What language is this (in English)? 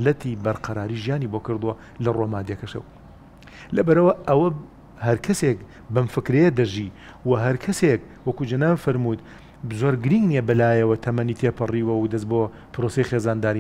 Arabic